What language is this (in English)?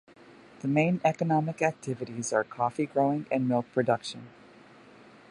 English